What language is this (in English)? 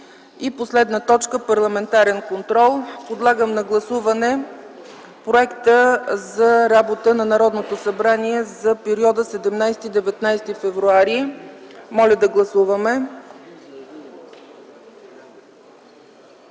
Bulgarian